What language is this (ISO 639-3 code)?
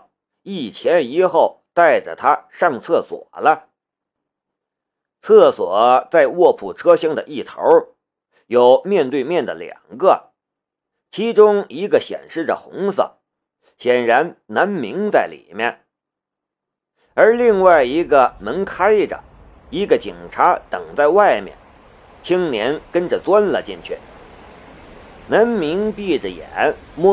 zho